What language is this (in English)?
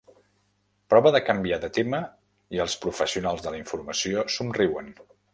Catalan